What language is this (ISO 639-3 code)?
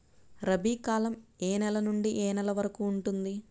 tel